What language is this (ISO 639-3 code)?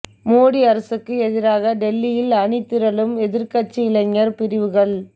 tam